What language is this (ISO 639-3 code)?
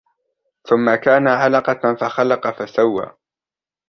ara